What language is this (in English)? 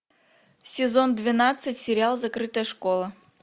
Russian